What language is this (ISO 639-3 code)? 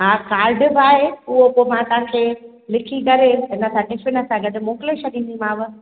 snd